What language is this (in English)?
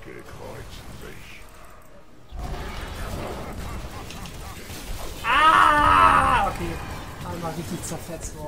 German